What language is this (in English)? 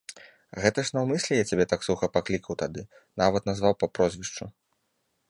Belarusian